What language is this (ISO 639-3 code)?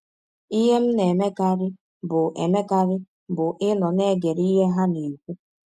ibo